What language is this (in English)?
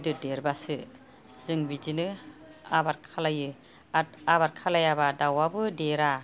Bodo